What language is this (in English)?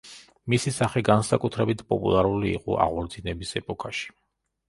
Georgian